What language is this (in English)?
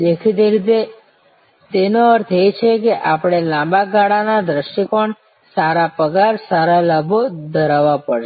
Gujarati